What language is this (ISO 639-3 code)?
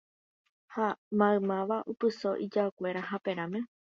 grn